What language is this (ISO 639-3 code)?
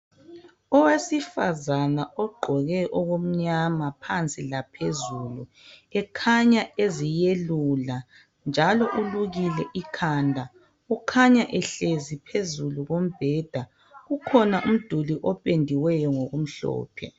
nde